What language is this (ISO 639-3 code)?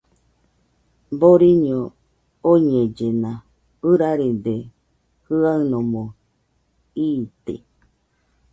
hux